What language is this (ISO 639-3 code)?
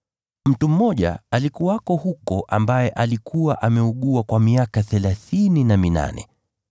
swa